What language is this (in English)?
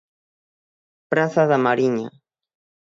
Galician